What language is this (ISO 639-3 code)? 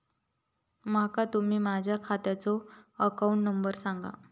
mar